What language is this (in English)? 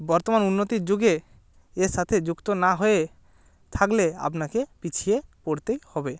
Bangla